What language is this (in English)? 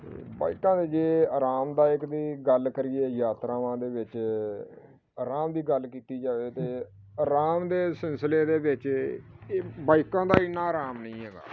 Punjabi